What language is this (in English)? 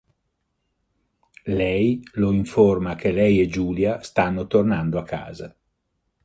Italian